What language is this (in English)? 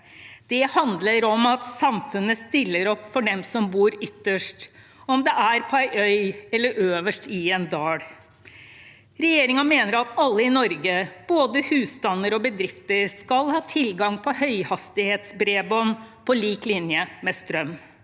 Norwegian